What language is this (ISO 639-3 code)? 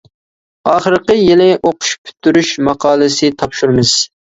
uig